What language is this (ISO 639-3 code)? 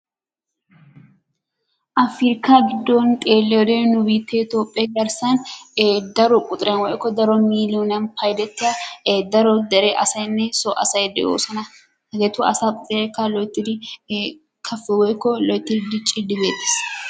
wal